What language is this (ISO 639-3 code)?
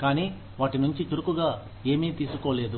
tel